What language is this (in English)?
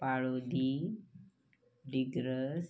Marathi